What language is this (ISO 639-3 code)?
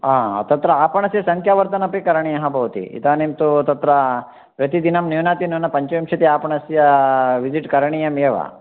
san